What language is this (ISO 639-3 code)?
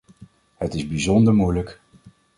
nld